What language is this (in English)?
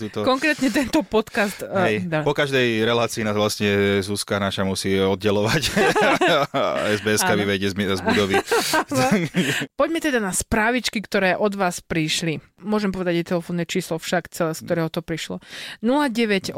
Slovak